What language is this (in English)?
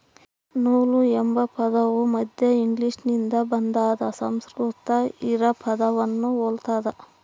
Kannada